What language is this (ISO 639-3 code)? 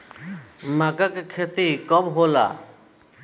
bho